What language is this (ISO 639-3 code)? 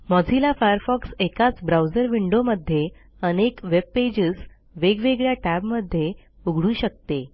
mar